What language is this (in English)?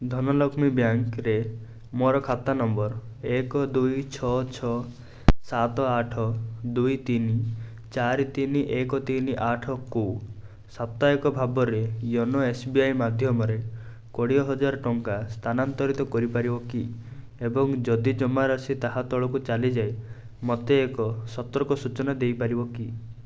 Odia